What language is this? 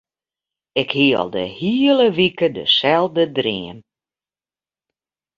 Western Frisian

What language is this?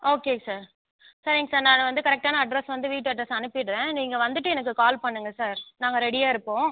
Tamil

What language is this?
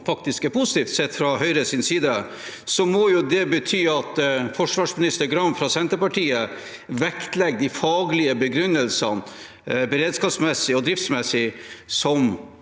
Norwegian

